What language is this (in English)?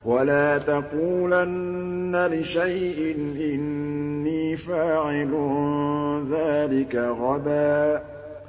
Arabic